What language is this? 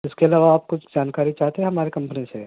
Urdu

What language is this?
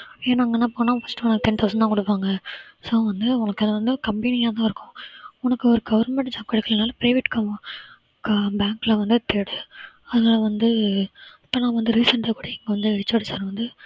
Tamil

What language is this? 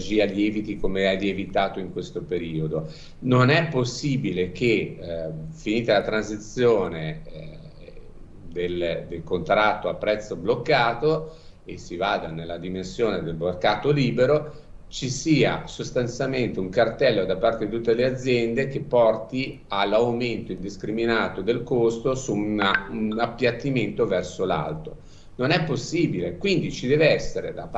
Italian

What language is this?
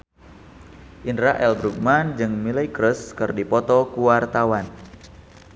Sundanese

